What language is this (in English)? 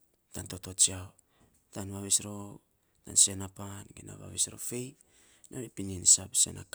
Saposa